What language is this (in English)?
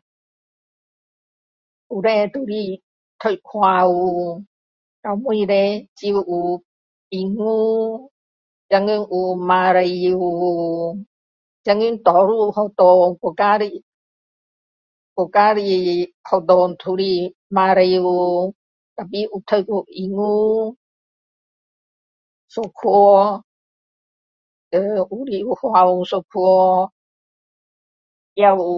Min Dong Chinese